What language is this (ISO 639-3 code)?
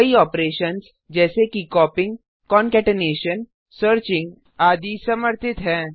hin